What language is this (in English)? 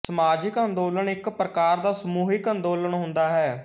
Punjabi